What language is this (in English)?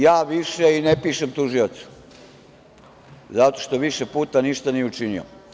Serbian